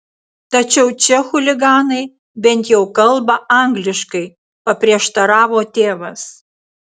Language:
Lithuanian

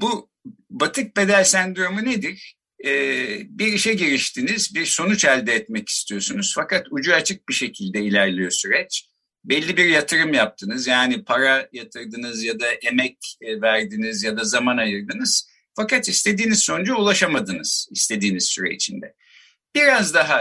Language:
Turkish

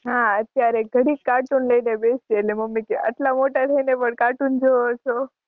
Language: Gujarati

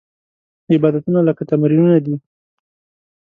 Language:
Pashto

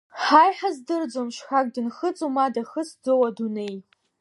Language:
Abkhazian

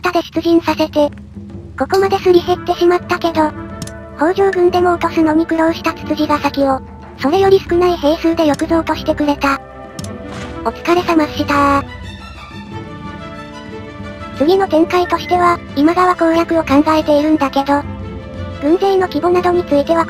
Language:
Japanese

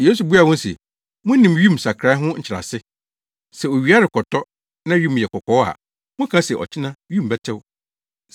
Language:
Akan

